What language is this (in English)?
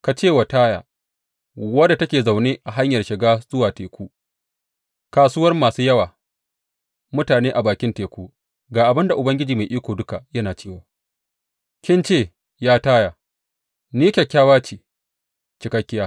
Hausa